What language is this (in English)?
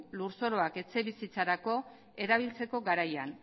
Basque